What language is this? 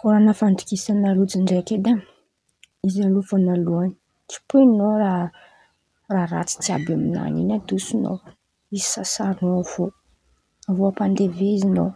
Antankarana Malagasy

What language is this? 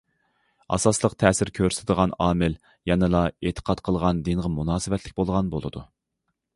Uyghur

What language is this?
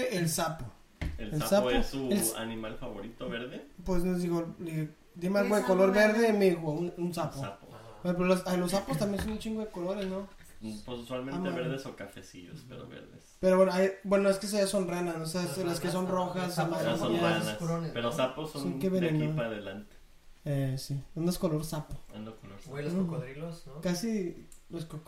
Spanish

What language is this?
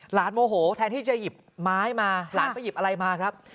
Thai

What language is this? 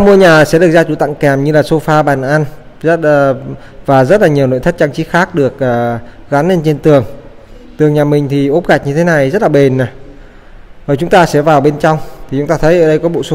Vietnamese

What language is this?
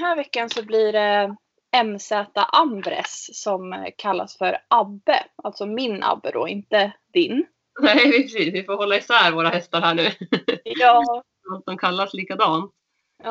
Swedish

